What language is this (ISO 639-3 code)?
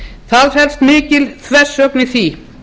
isl